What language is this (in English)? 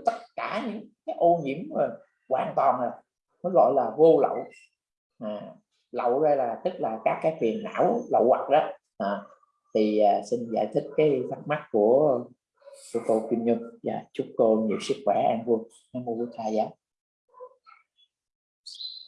Vietnamese